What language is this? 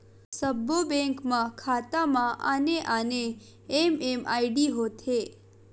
Chhattisgarhi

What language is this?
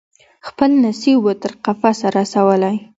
Pashto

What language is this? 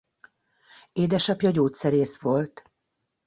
Hungarian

